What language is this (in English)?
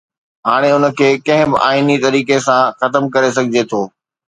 Sindhi